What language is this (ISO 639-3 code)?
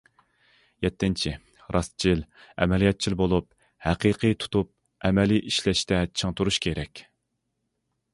uig